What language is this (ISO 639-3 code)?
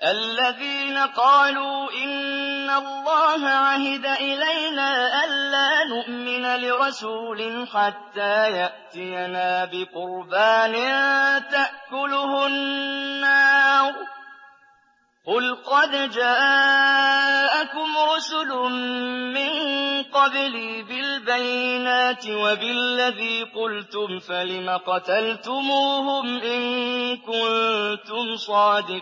ara